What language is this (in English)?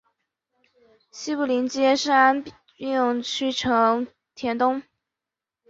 Chinese